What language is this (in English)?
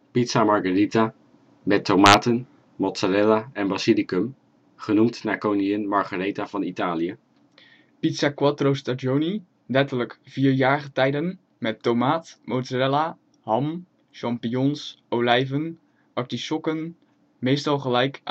Dutch